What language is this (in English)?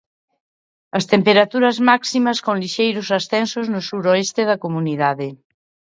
Galician